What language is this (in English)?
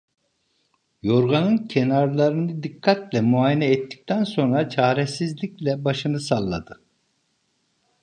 Turkish